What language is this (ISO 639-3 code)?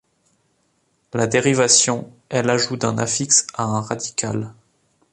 fra